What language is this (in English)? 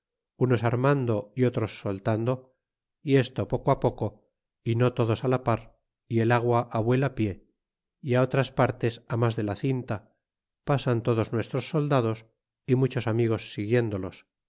Spanish